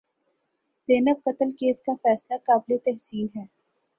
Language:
Urdu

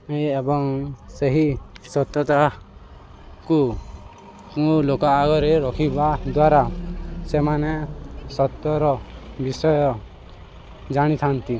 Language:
Odia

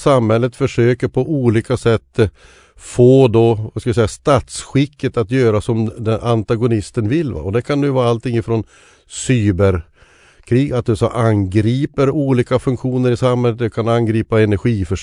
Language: Swedish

